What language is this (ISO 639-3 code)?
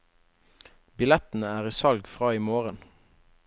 nor